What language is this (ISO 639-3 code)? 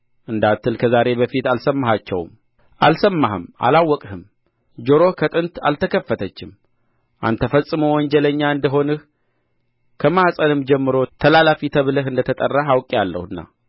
amh